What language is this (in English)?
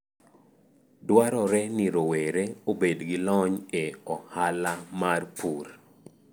Luo (Kenya and Tanzania)